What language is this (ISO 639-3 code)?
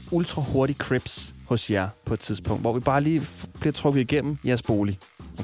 dan